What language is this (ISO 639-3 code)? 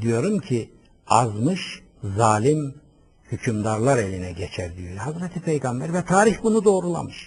tur